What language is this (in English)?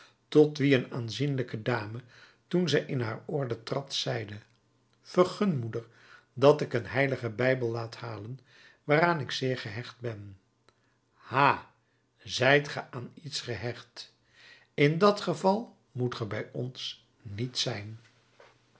Dutch